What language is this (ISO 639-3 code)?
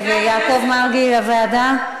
heb